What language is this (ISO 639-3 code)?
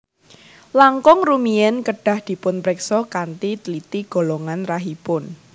jav